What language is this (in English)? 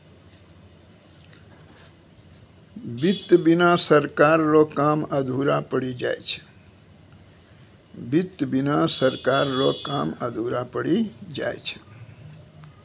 Maithili